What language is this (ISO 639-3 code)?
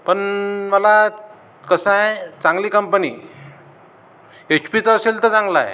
mar